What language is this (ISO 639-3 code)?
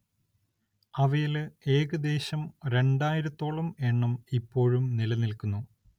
mal